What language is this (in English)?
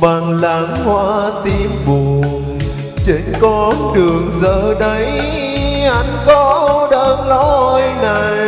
Vietnamese